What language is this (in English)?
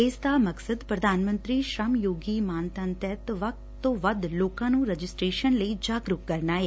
Punjabi